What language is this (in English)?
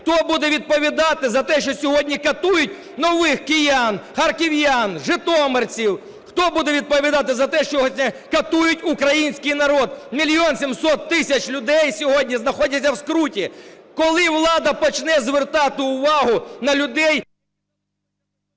Ukrainian